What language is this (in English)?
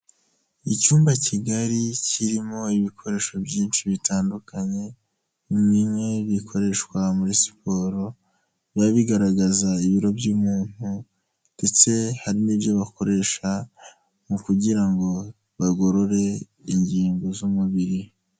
Kinyarwanda